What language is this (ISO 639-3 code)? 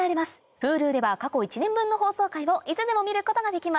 jpn